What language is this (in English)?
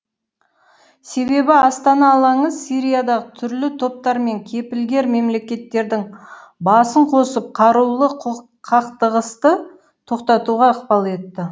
Kazakh